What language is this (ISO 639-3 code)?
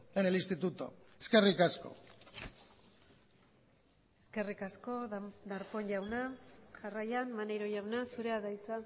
eus